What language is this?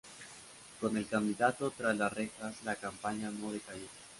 Spanish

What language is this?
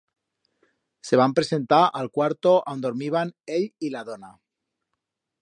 Aragonese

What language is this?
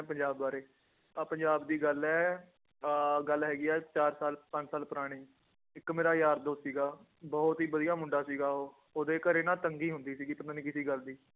Punjabi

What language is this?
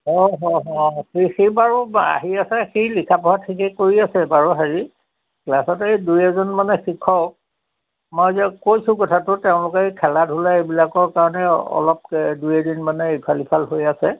Assamese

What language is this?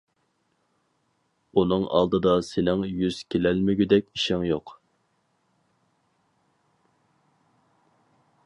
Uyghur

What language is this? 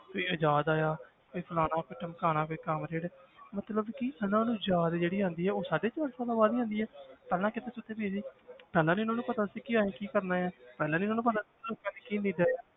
Punjabi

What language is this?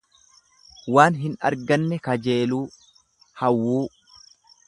Oromo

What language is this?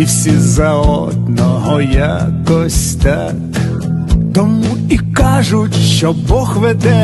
Ukrainian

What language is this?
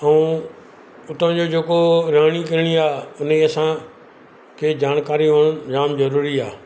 Sindhi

